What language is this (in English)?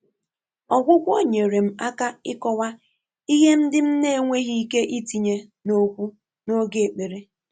Igbo